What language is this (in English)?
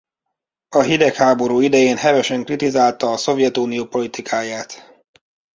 Hungarian